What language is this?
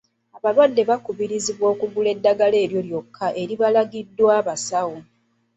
Ganda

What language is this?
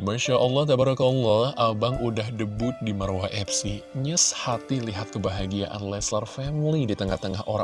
Indonesian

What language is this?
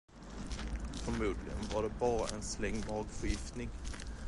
Swedish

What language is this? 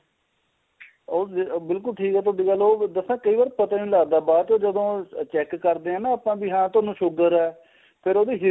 Punjabi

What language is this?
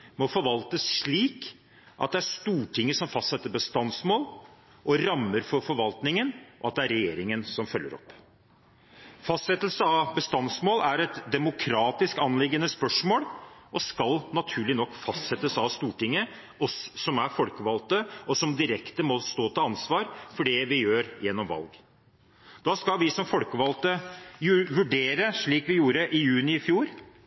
Norwegian Bokmål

